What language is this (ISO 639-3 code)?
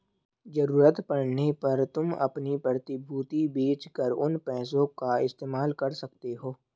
hin